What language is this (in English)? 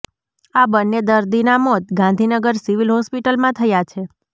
Gujarati